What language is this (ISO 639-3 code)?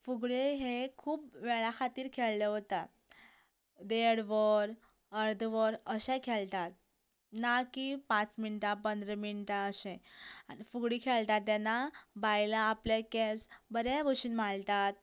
kok